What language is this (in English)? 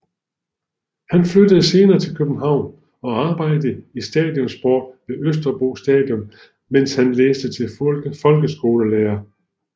Danish